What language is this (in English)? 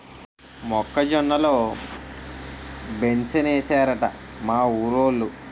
Telugu